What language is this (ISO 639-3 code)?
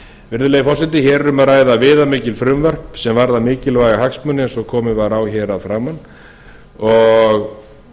isl